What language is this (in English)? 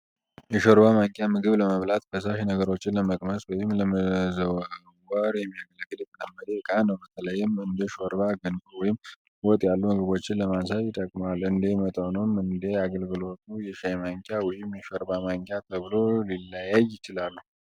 Amharic